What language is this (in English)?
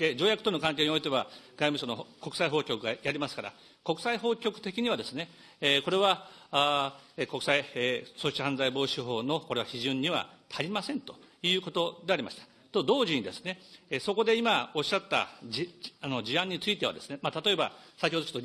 Japanese